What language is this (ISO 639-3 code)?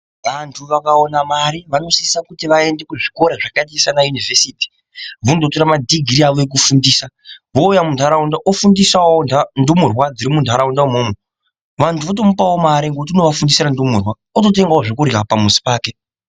ndc